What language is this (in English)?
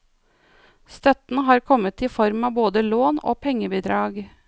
Norwegian